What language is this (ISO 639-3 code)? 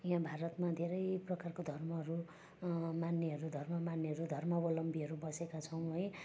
nep